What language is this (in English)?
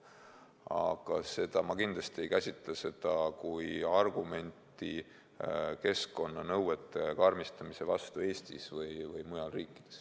Estonian